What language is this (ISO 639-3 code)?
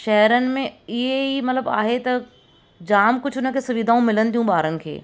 snd